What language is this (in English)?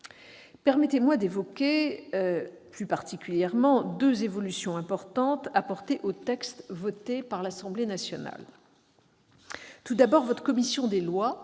French